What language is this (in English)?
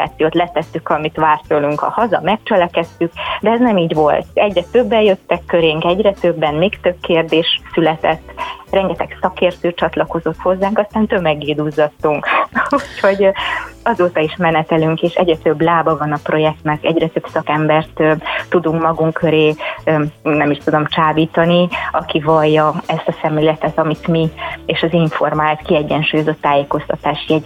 Hungarian